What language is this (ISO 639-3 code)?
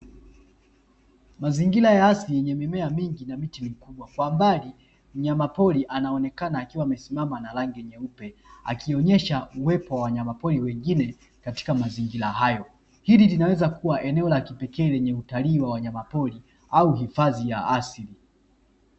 swa